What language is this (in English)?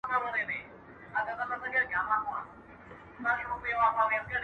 Pashto